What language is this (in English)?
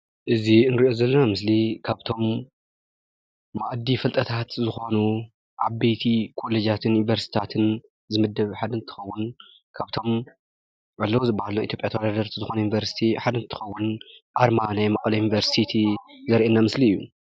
Tigrinya